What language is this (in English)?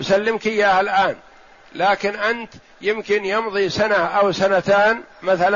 Arabic